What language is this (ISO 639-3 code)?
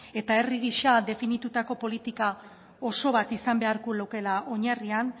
eus